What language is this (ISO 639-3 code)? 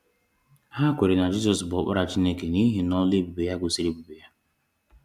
ibo